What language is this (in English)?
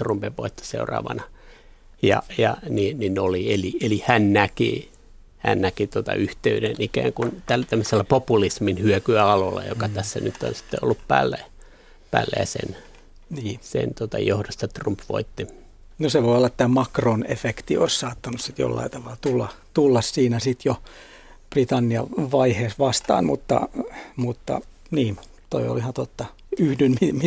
Finnish